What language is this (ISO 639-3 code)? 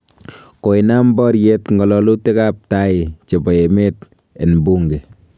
kln